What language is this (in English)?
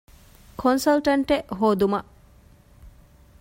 Divehi